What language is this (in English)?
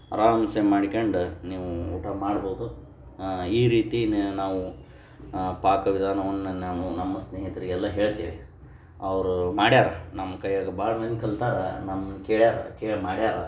Kannada